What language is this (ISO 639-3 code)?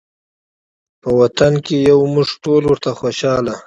pus